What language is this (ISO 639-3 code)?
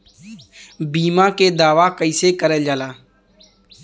bho